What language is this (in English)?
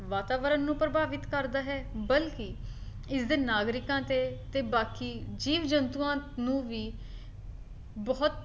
Punjabi